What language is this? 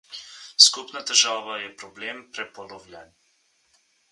Slovenian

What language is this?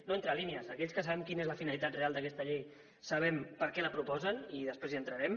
Catalan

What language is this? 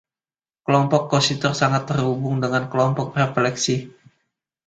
Indonesian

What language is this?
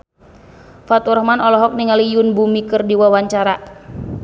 Sundanese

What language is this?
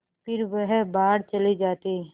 Hindi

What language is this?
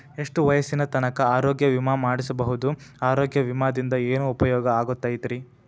Kannada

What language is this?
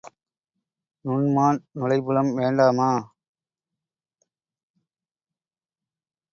Tamil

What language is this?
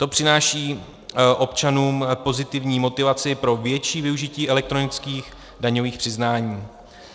Czech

